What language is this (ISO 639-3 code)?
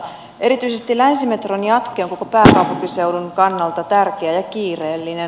fin